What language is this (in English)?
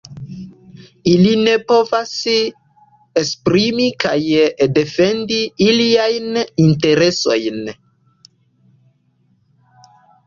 Esperanto